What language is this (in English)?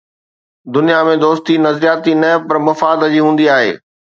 Sindhi